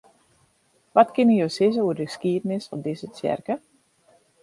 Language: Western Frisian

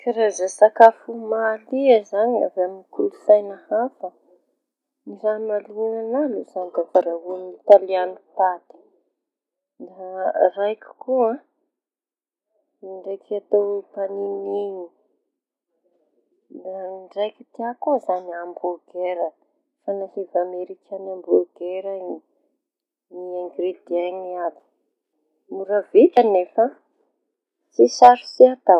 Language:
Tanosy Malagasy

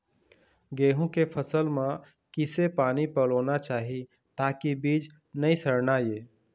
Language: Chhattisgarhi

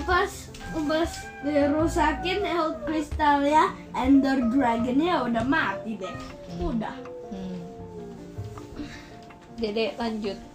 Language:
Indonesian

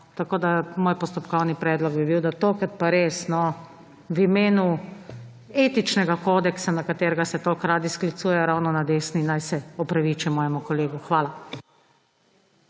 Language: Slovenian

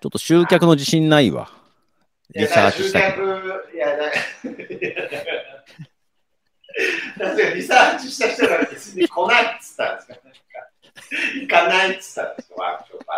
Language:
Japanese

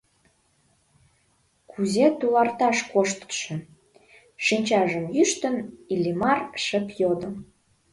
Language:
Mari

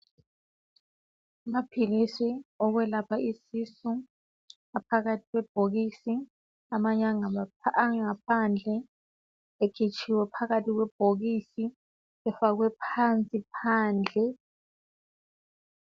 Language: North Ndebele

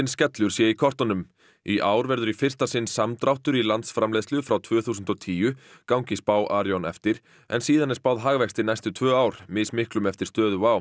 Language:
Icelandic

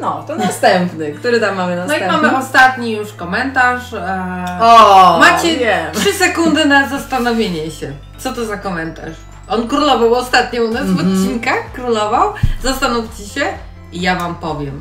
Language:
Polish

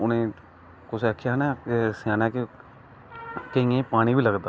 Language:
Dogri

